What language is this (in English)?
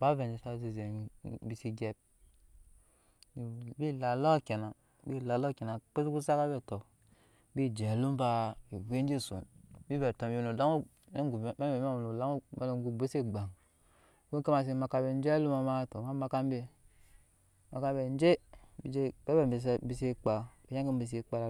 Nyankpa